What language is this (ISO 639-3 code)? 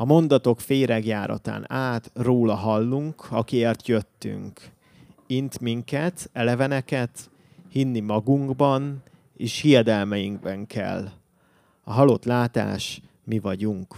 hun